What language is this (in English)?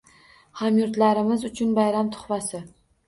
Uzbek